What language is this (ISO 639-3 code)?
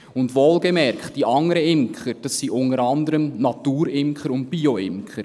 gsw